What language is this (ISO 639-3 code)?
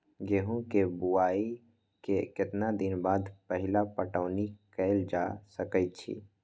mag